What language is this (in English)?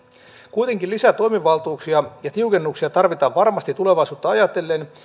Finnish